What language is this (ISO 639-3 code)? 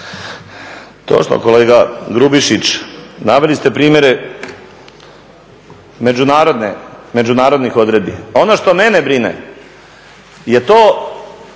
hrv